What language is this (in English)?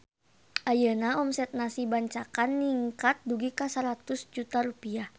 Sundanese